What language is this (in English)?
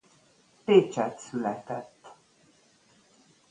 Hungarian